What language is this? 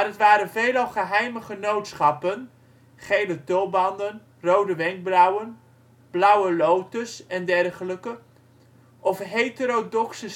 Dutch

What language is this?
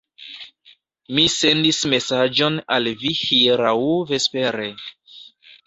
Esperanto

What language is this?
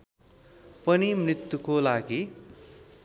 Nepali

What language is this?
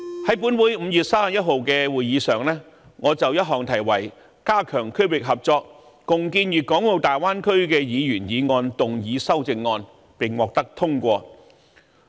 Cantonese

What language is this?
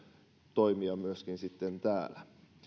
Finnish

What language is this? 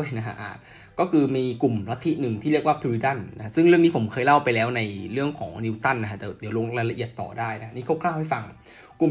Thai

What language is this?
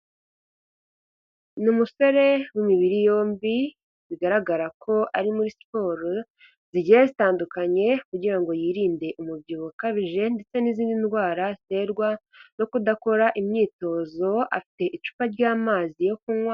Kinyarwanda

